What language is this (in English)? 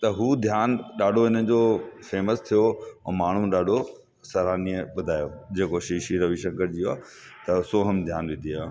Sindhi